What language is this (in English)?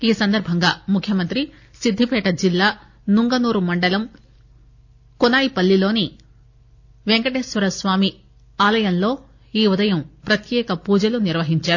Telugu